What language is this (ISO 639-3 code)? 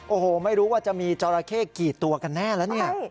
tha